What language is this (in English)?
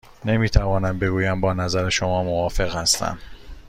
Persian